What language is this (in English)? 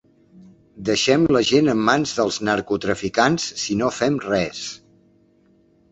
Catalan